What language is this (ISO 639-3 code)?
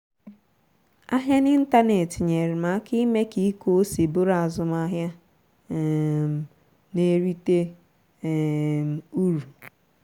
ibo